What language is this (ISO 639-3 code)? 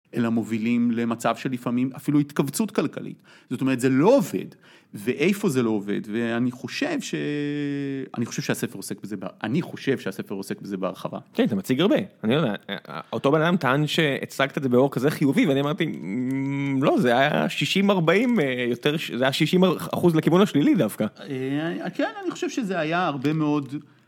heb